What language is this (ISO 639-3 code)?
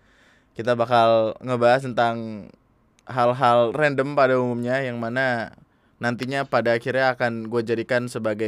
ind